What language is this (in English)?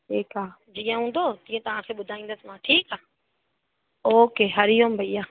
Sindhi